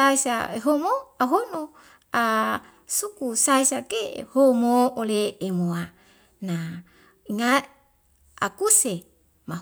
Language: Wemale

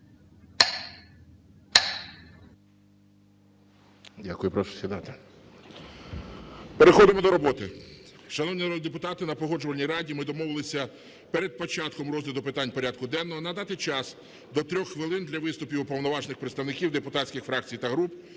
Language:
Ukrainian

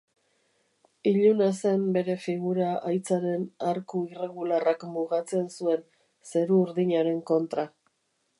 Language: Basque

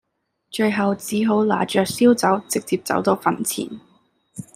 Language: Cantonese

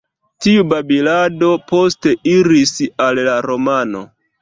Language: Esperanto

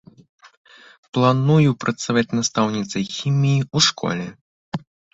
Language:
Belarusian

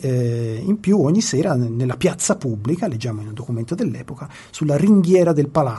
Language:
Italian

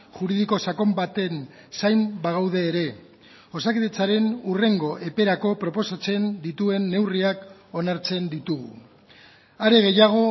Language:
Basque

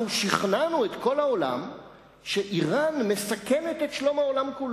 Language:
Hebrew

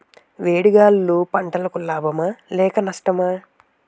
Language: Telugu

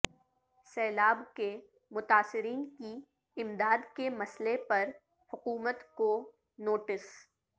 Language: Urdu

